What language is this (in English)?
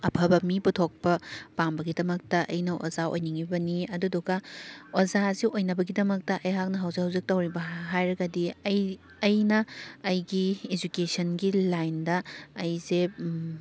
Manipuri